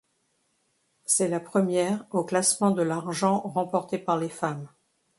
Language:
French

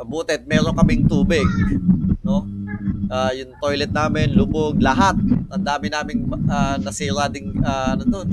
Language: Filipino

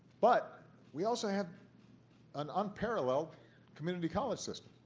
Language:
English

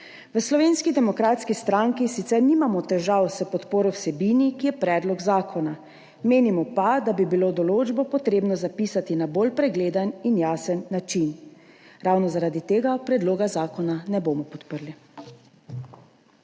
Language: Slovenian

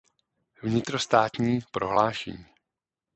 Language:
Czech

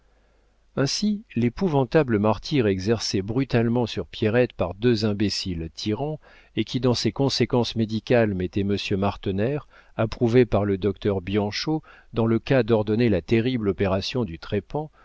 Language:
French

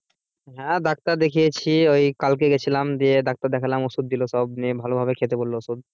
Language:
Bangla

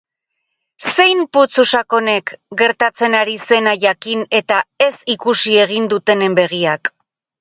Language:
Basque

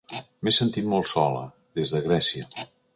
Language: Catalan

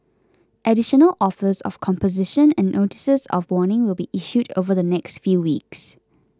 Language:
English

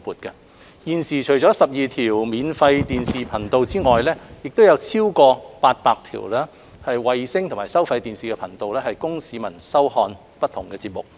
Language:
Cantonese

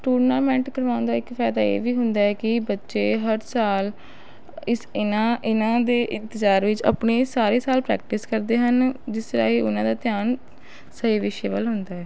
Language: Punjabi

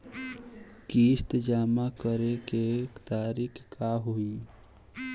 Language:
Bhojpuri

